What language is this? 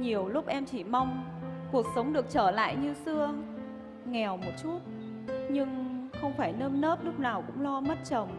Vietnamese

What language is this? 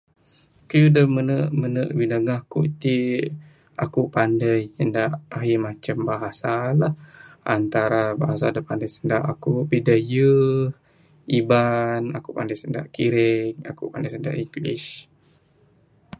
Bukar-Sadung Bidayuh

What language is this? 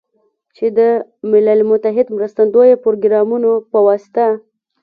Pashto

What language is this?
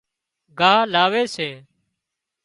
Wadiyara Koli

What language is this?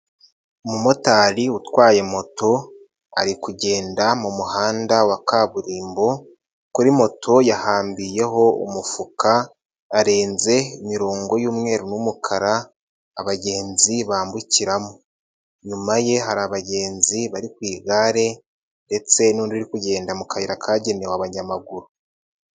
Kinyarwanda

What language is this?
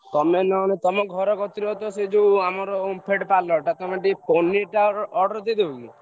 Odia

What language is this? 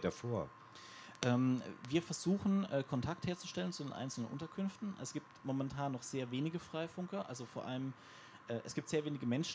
German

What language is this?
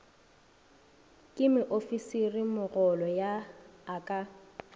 Northern Sotho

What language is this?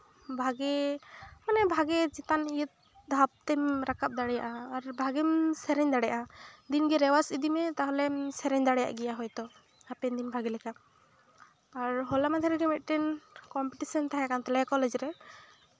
Santali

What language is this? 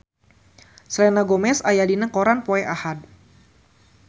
Sundanese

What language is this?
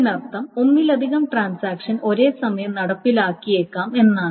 Malayalam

